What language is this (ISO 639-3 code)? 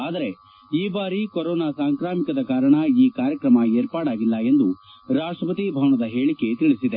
kan